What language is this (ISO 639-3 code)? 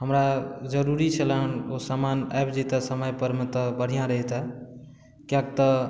mai